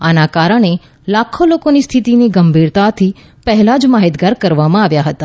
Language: Gujarati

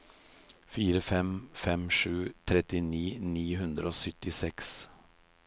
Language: Norwegian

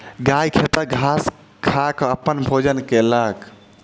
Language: Maithili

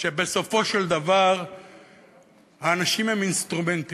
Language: Hebrew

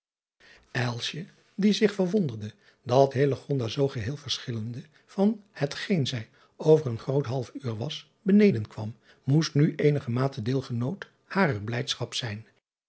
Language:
Dutch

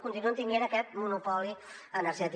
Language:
Catalan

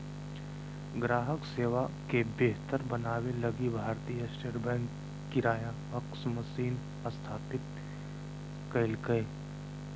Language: Magahi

